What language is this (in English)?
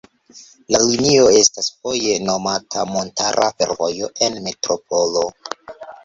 Esperanto